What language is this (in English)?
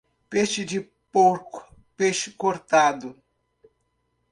Portuguese